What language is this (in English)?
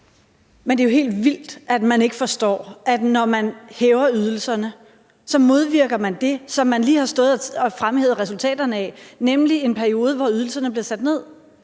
Danish